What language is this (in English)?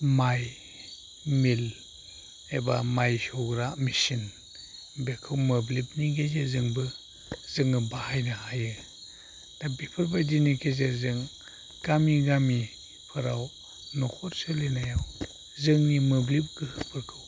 Bodo